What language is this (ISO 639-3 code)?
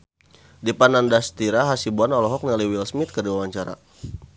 sun